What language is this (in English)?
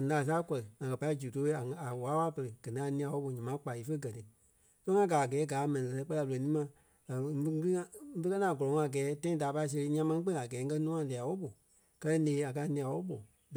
Kpelle